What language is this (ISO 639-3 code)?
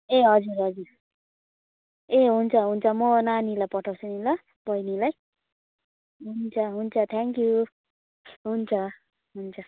nep